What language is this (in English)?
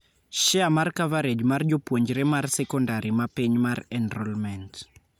Luo (Kenya and Tanzania)